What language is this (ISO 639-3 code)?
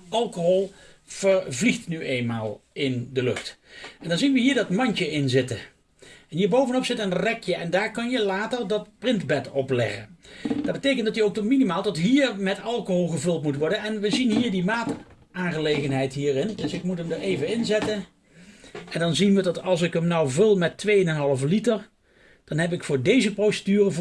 nld